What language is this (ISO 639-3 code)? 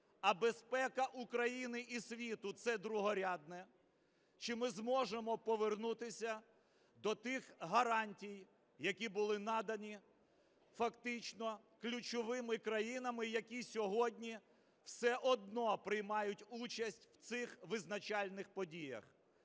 ukr